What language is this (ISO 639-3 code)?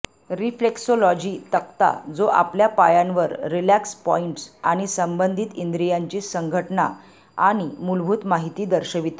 mar